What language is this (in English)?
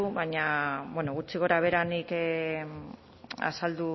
Basque